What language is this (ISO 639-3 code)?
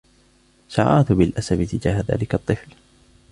ara